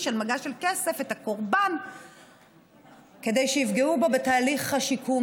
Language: Hebrew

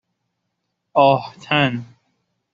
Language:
Persian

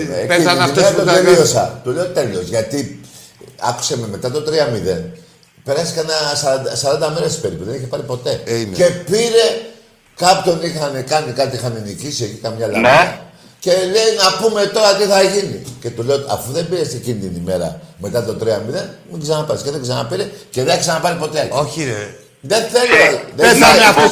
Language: Greek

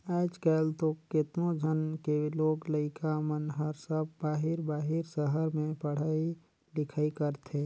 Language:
Chhattisgarhi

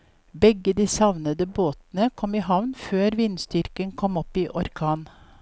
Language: Norwegian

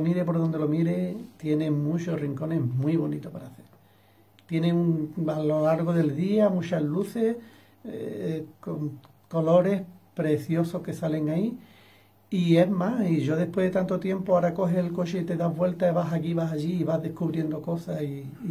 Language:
Spanish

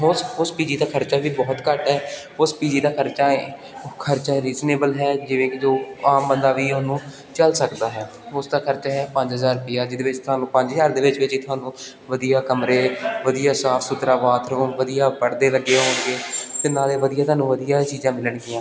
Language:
Punjabi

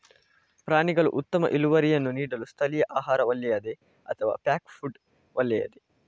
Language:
Kannada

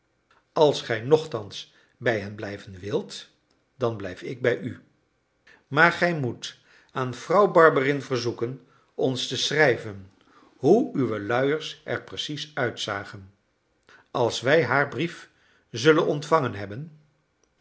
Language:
Dutch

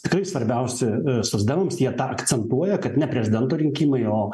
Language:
Lithuanian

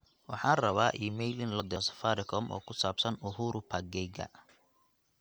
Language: Somali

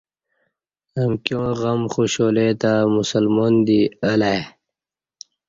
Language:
Kati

